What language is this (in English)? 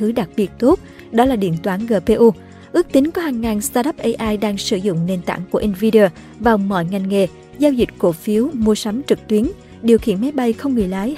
Vietnamese